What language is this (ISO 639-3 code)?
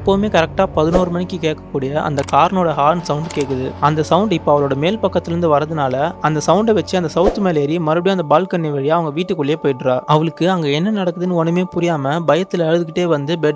tam